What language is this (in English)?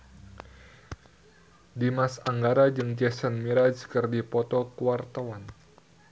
Sundanese